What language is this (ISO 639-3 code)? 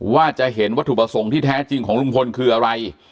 tha